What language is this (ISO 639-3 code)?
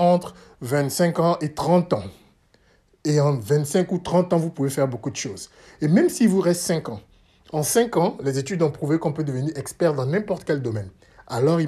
fra